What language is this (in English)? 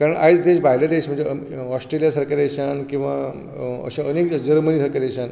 Konkani